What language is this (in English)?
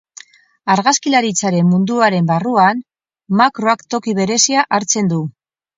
Basque